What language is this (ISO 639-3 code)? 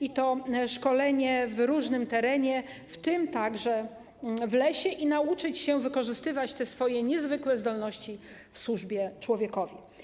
pol